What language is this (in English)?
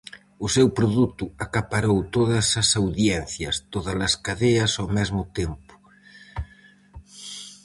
Galician